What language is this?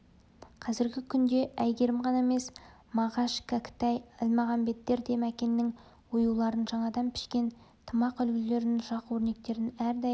Kazakh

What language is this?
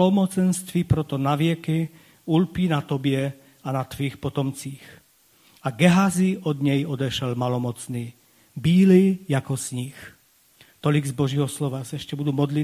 Czech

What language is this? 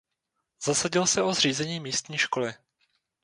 Czech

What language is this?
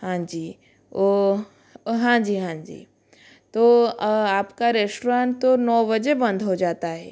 Hindi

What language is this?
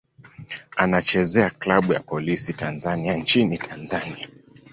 Swahili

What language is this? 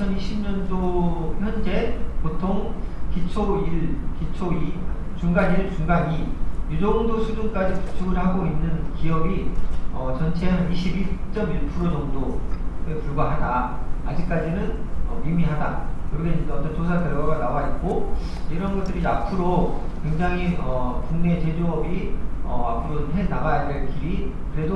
Korean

